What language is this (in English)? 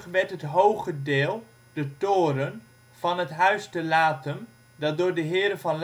Dutch